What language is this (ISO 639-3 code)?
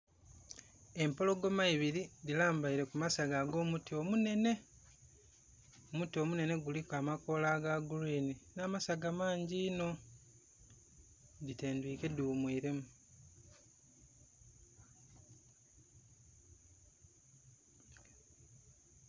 xog